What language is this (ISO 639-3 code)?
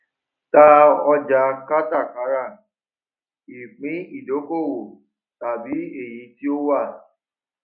yor